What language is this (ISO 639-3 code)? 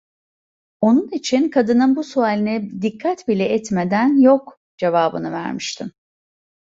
tur